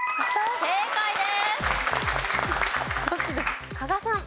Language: Japanese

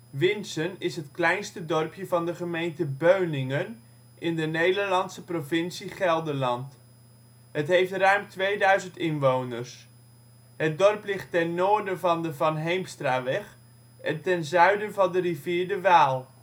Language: Dutch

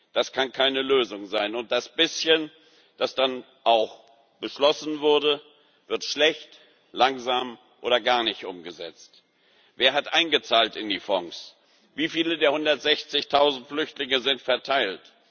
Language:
German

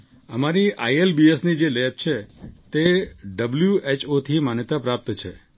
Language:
Gujarati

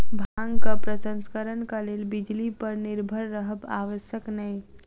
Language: Maithili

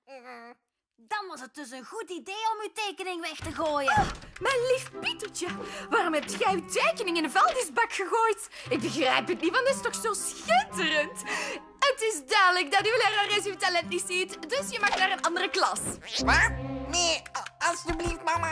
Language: Dutch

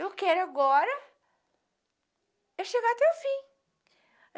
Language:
Portuguese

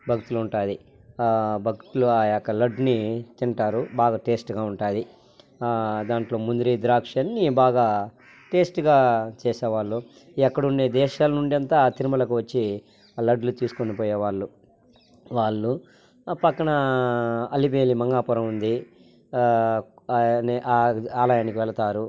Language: Telugu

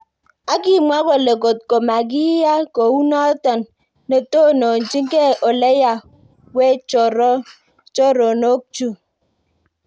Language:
Kalenjin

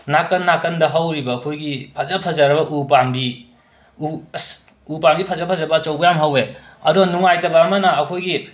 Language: Manipuri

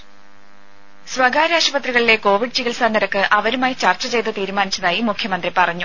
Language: Malayalam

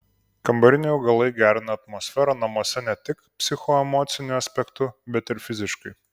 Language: Lithuanian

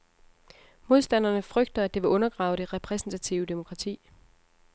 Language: Danish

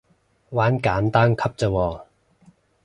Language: Cantonese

